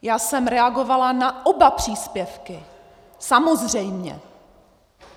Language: Czech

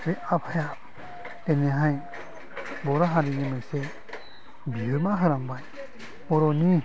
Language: Bodo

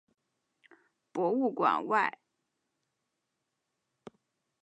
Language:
Chinese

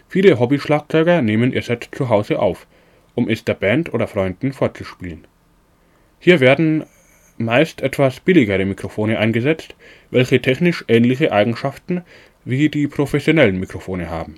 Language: German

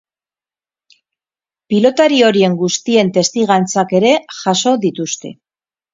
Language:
Basque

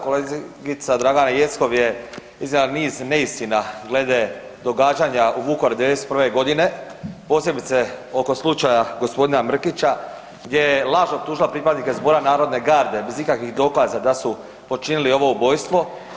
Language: Croatian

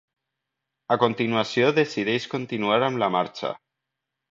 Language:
Catalan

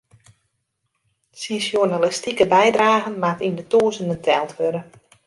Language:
Western Frisian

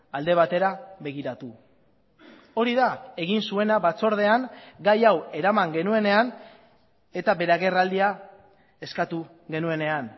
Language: Basque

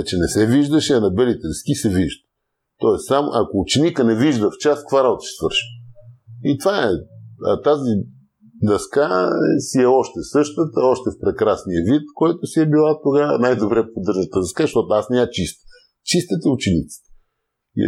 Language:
Bulgarian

